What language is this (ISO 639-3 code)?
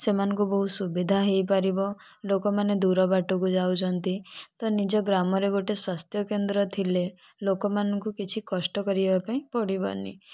ori